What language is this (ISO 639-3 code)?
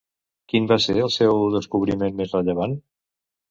cat